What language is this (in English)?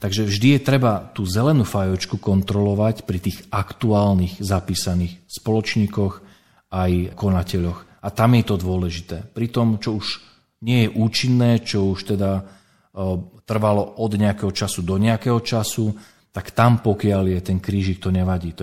Slovak